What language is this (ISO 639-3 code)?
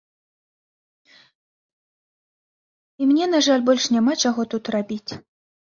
bel